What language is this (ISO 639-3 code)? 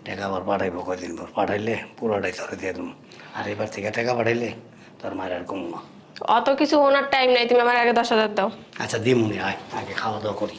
ben